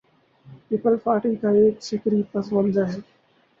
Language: Urdu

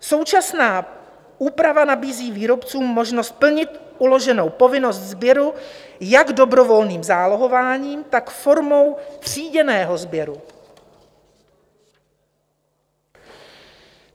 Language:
Czech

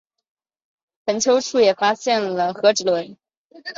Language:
Chinese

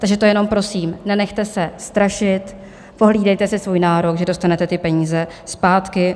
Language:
Czech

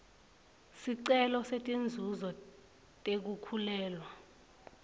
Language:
Swati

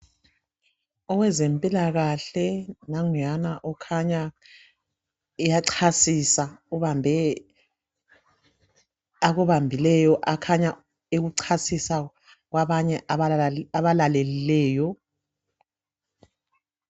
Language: North Ndebele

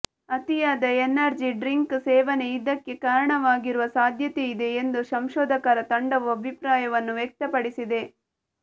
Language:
Kannada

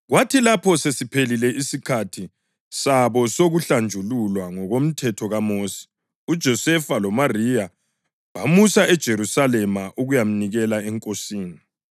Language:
North Ndebele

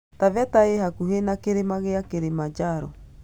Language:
Kikuyu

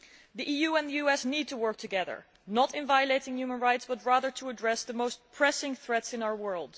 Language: English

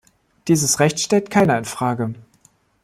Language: German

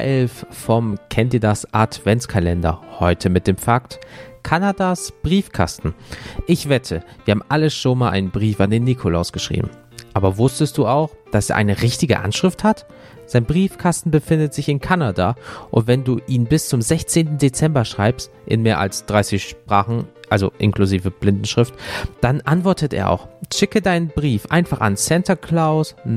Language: German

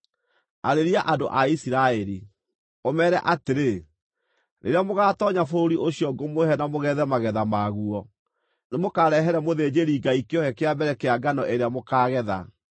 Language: Kikuyu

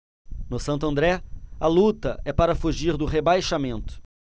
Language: Portuguese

